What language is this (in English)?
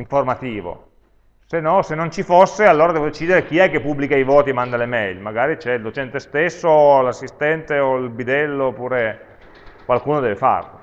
Italian